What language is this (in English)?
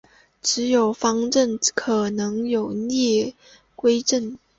Chinese